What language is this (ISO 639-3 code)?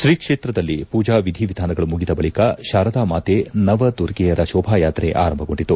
kan